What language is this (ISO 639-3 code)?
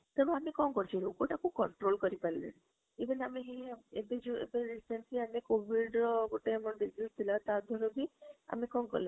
ori